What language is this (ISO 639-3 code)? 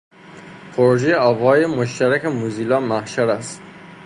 fas